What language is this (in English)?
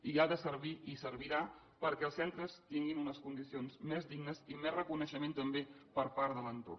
Catalan